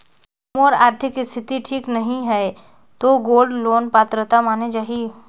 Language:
Chhattisgarhi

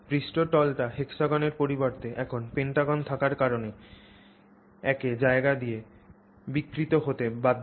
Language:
Bangla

